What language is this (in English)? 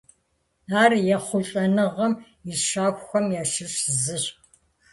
Kabardian